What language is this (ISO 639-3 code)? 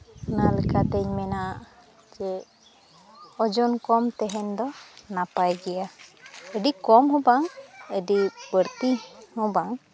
sat